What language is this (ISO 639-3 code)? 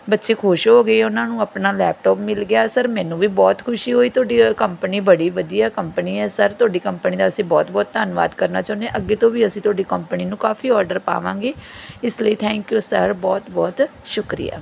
pan